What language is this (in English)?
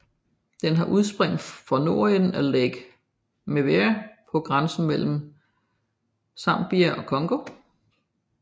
Danish